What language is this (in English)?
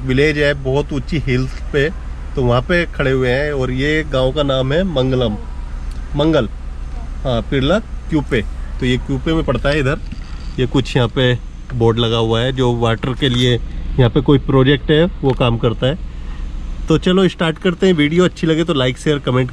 Hindi